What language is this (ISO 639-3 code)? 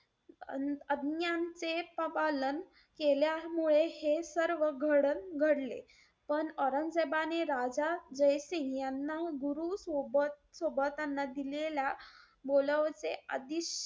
mar